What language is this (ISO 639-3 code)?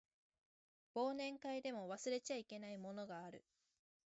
jpn